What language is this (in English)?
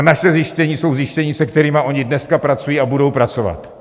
Czech